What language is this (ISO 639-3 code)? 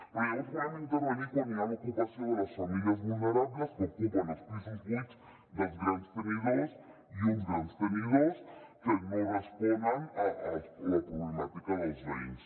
cat